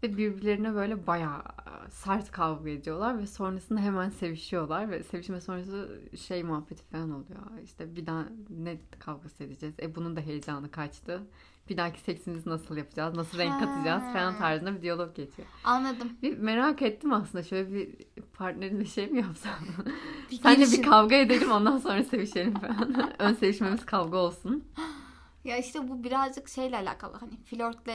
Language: Turkish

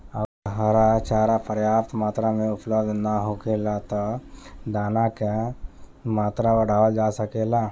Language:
Bhojpuri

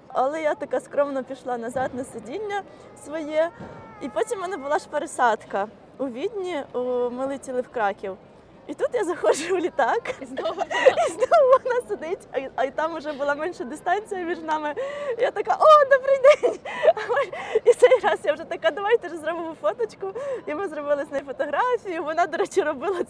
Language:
Ukrainian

